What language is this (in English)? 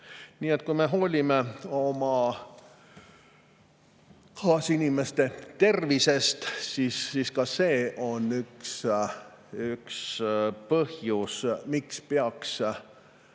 Estonian